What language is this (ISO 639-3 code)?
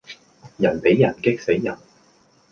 yue